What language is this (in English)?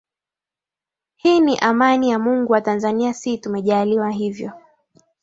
Swahili